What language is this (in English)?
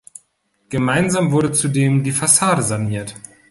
German